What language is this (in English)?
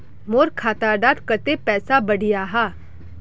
Magahi